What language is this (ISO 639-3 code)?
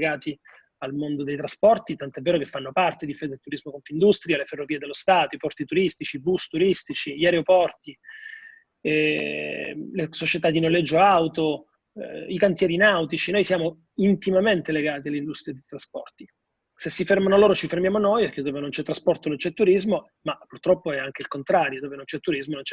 ita